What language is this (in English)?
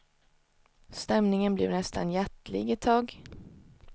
Swedish